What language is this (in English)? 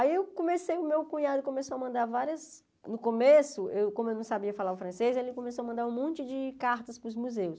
Portuguese